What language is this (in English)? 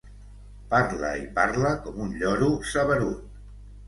Catalan